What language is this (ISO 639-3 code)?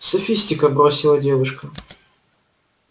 rus